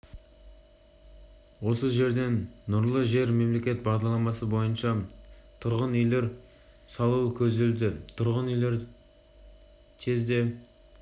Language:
Kazakh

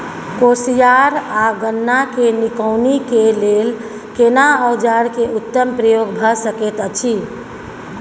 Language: Maithili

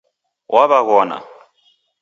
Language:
Taita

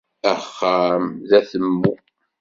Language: Kabyle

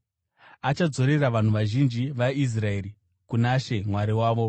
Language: Shona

